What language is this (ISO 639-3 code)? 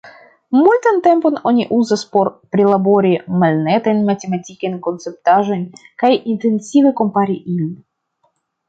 epo